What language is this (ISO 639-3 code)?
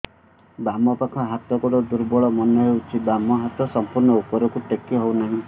ori